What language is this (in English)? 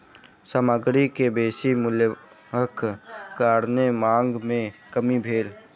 Maithili